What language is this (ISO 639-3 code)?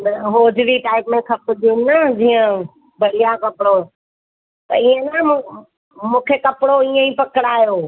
snd